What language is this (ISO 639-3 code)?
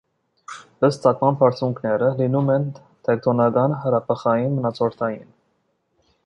hye